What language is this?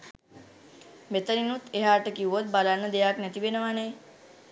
Sinhala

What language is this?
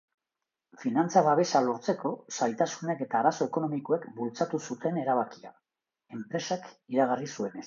Basque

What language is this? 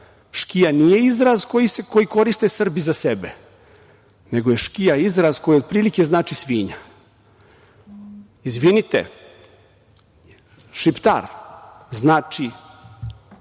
Serbian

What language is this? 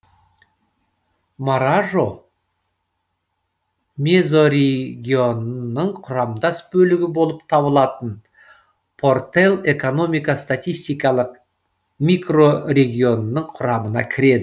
Kazakh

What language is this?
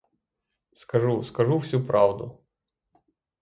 Ukrainian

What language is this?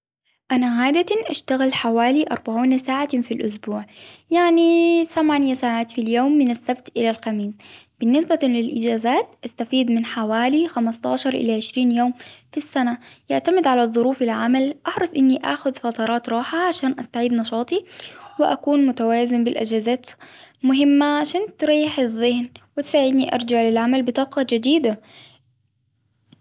Hijazi Arabic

